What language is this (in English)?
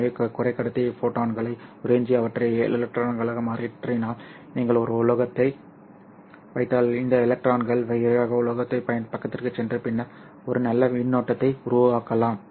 Tamil